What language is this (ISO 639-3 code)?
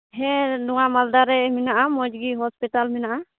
sat